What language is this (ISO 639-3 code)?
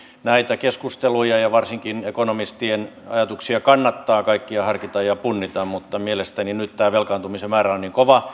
fin